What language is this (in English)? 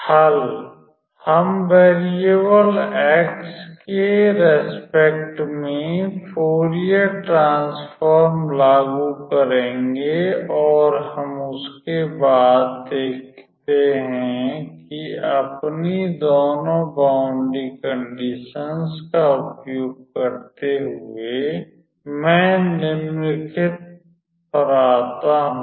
Hindi